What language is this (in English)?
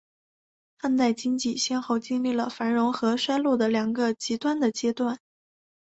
Chinese